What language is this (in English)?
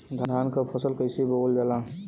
Bhojpuri